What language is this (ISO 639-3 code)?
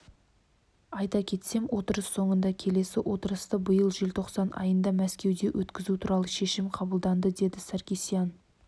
kaz